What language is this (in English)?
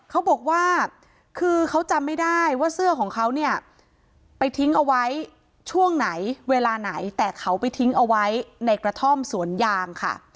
Thai